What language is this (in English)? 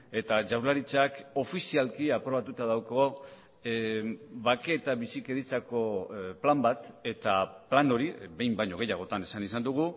Basque